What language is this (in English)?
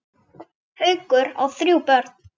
Icelandic